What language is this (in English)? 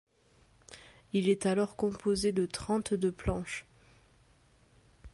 French